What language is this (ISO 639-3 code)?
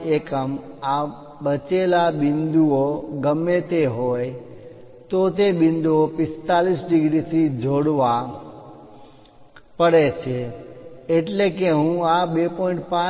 guj